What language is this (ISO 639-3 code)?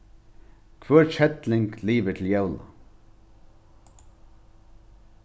fao